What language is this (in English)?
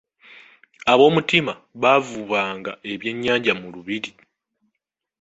Ganda